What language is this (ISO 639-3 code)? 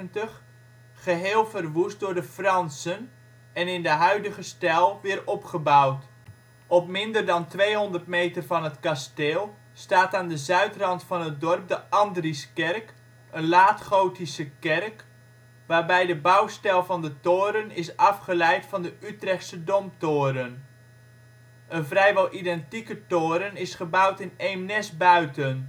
nld